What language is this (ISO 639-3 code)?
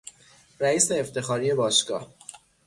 fas